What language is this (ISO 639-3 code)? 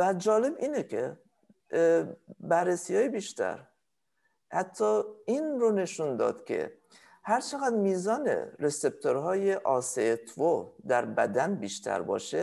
fas